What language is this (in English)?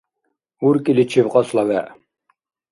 Dargwa